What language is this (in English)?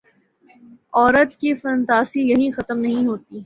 Urdu